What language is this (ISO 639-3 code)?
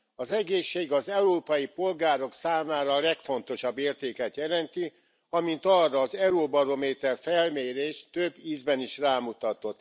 hun